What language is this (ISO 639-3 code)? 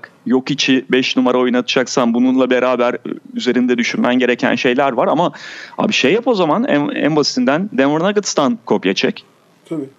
tur